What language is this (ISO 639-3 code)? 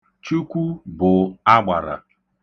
ibo